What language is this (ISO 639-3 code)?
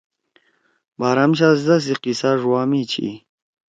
trw